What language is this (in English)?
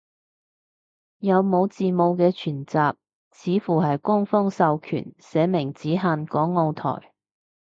Cantonese